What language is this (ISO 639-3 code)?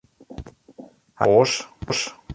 fry